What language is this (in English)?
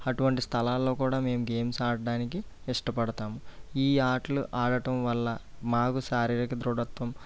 Telugu